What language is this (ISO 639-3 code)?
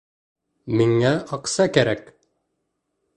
bak